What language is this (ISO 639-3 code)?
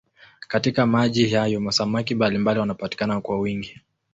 swa